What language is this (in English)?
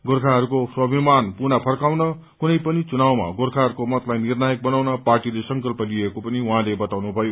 Nepali